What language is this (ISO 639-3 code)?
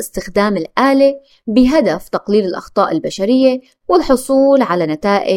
ara